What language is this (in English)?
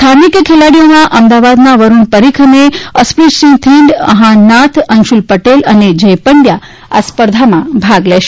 Gujarati